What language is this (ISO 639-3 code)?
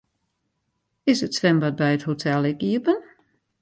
fry